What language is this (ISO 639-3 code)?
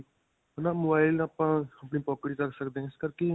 pan